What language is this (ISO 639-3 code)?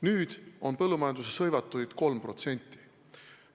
est